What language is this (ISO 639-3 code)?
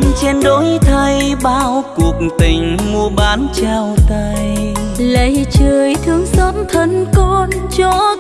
vie